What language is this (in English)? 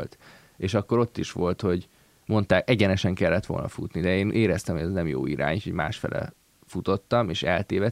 Hungarian